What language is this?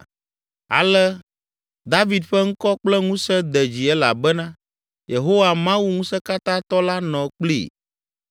Ewe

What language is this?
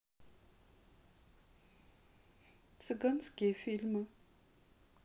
Russian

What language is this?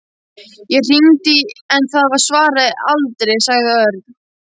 Icelandic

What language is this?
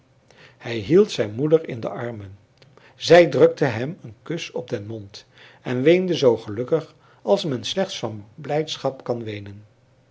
Dutch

